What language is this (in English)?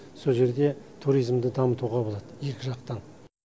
Kazakh